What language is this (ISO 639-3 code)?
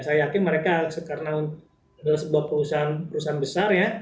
ind